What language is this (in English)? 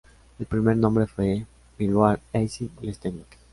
Spanish